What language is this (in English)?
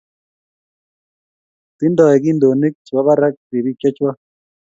Kalenjin